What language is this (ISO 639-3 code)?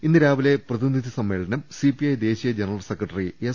mal